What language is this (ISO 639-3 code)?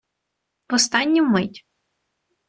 ukr